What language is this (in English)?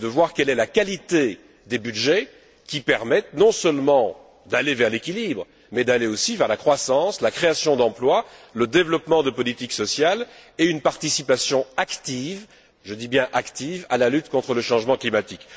French